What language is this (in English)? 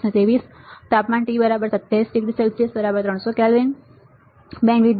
Gujarati